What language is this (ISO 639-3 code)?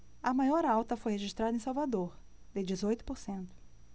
por